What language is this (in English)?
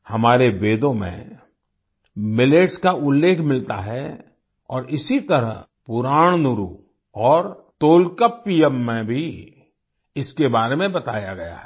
Hindi